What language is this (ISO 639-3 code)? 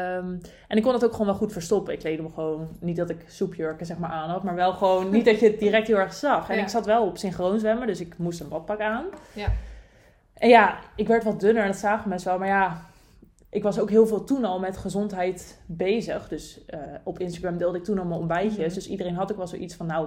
nld